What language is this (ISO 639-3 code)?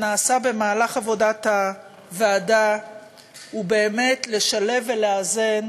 heb